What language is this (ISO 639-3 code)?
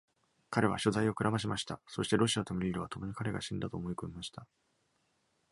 jpn